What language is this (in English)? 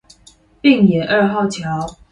Chinese